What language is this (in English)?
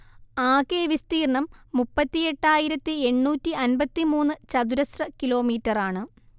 Malayalam